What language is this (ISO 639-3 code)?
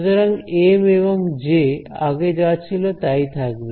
ben